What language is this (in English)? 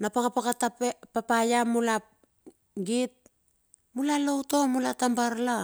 Bilur